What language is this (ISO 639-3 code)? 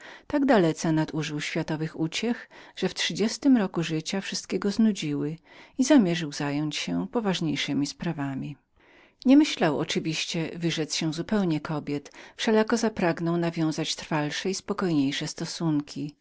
pol